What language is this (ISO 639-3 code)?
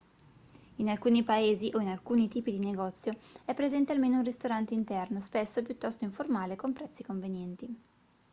ita